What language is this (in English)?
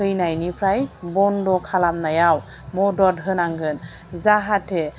Bodo